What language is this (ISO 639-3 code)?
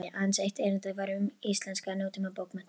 isl